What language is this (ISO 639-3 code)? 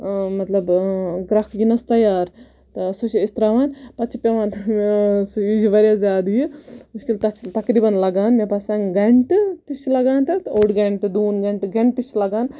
kas